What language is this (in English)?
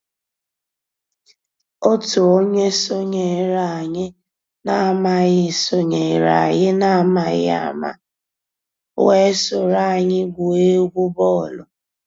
Igbo